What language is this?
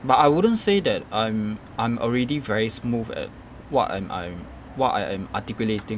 English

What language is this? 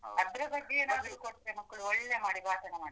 Kannada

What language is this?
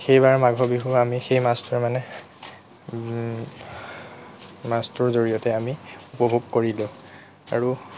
Assamese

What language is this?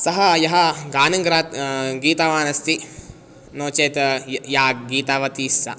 Sanskrit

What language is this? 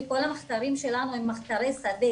Hebrew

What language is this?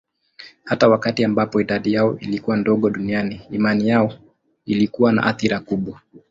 Swahili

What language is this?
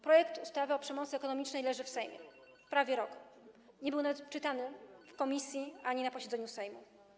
Polish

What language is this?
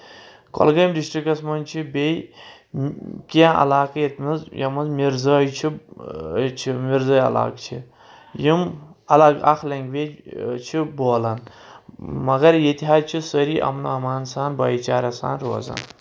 Kashmiri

